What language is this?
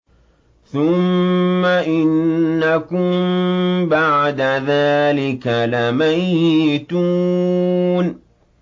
Arabic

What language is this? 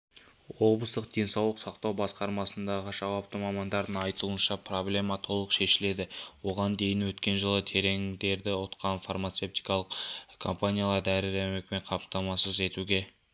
Kazakh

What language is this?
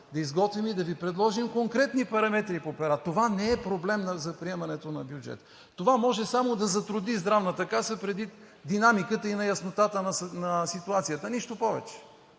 Bulgarian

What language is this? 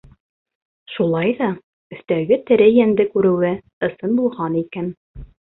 Bashkir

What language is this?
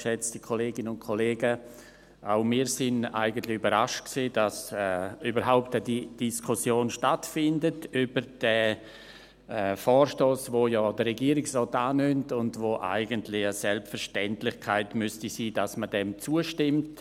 Swiss German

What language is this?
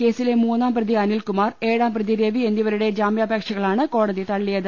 Malayalam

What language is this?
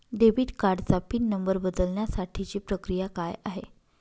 Marathi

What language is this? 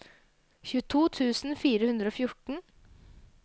Norwegian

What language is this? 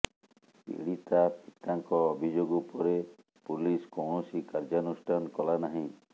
Odia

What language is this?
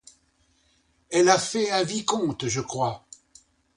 French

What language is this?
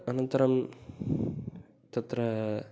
Sanskrit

